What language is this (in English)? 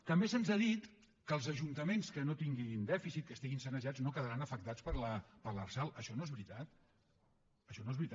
Catalan